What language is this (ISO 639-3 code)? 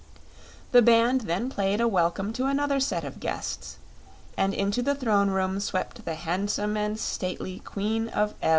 eng